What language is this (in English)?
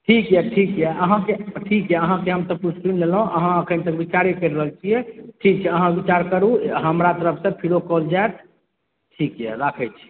Maithili